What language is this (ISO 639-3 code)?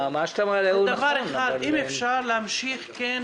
heb